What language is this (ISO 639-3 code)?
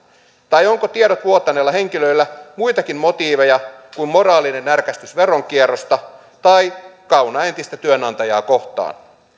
fin